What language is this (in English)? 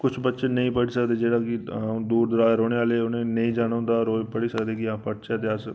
Dogri